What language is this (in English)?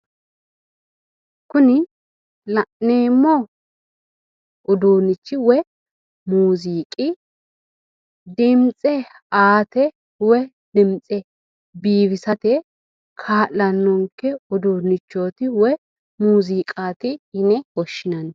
Sidamo